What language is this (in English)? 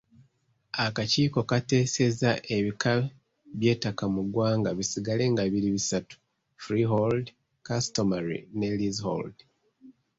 Ganda